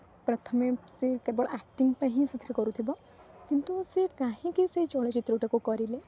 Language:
Odia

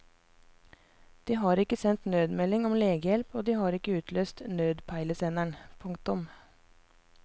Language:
Norwegian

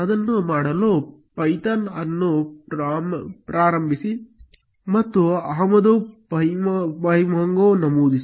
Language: Kannada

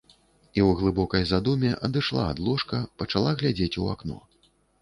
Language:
Belarusian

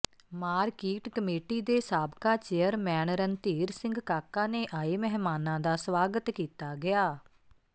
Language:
Punjabi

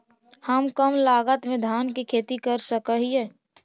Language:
Magahi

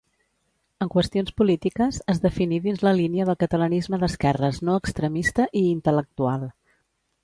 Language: Catalan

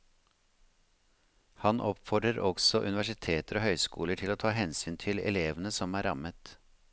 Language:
Norwegian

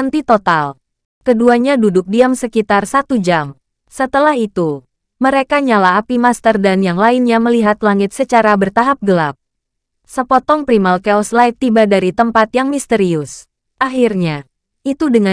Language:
Indonesian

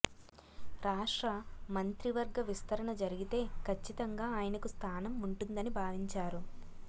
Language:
Telugu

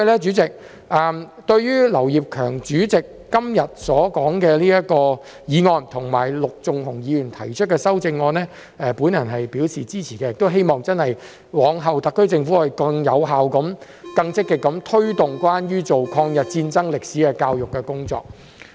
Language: Cantonese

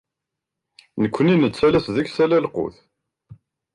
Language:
Kabyle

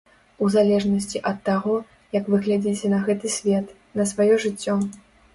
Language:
Belarusian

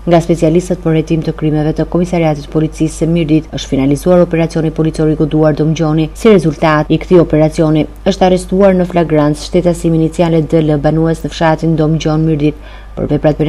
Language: Romanian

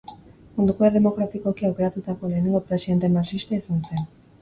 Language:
Basque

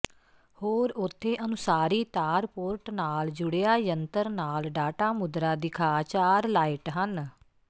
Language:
Punjabi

